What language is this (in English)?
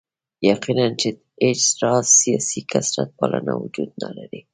Pashto